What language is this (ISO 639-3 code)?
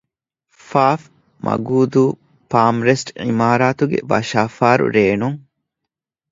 div